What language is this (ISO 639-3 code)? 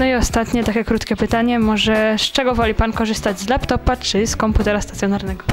pol